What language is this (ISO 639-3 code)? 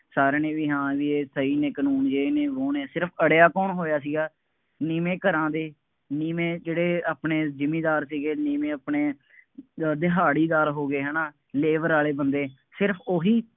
pan